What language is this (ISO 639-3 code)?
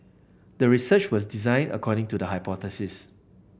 eng